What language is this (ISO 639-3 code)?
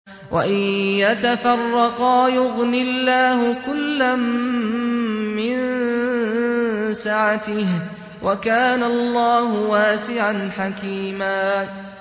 ara